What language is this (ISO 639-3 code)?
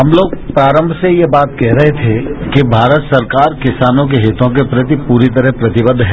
hin